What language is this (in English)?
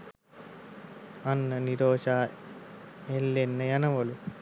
Sinhala